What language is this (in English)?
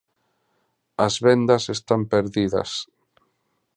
Galician